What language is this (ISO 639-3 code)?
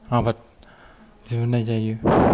brx